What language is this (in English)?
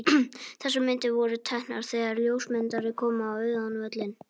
Icelandic